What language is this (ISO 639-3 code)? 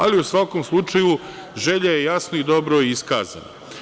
srp